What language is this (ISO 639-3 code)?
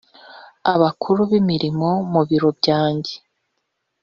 kin